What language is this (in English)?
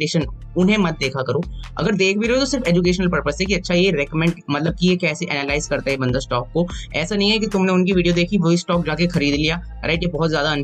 Hindi